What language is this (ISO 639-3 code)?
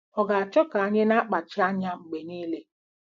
ibo